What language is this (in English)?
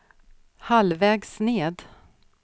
Swedish